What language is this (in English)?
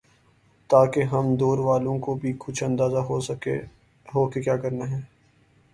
Urdu